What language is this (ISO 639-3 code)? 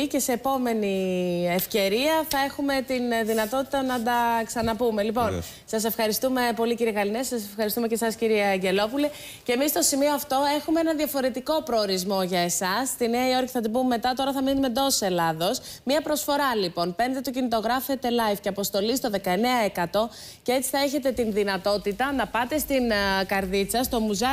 ell